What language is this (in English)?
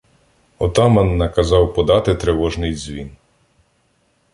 Ukrainian